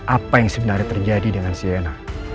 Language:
Indonesian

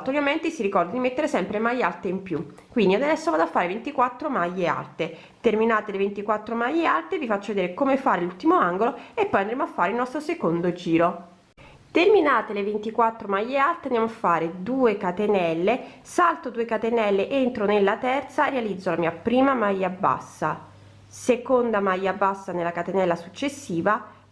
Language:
Italian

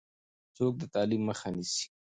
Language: Pashto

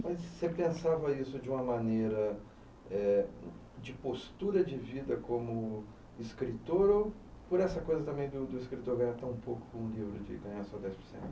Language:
Portuguese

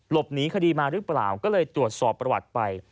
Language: Thai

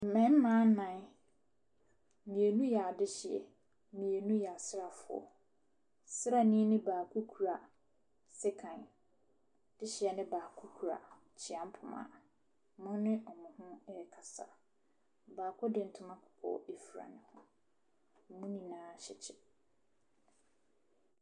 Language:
Akan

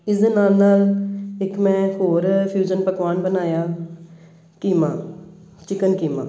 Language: Punjabi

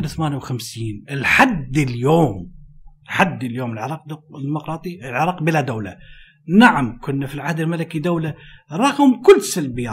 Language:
Arabic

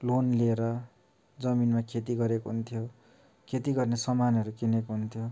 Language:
Nepali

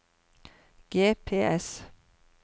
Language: Norwegian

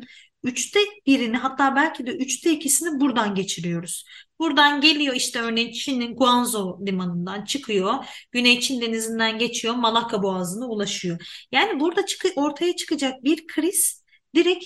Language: Turkish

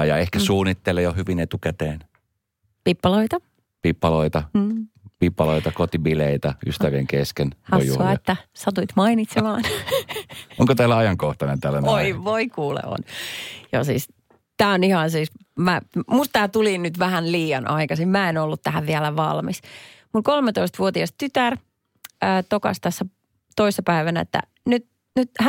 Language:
Finnish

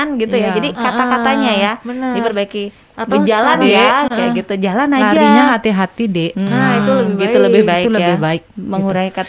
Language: Indonesian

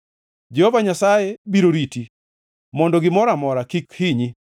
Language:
Luo (Kenya and Tanzania)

